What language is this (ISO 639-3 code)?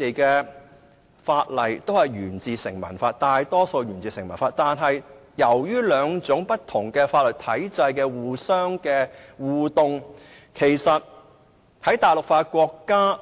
yue